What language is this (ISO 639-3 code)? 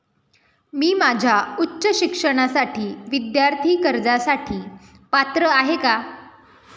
mar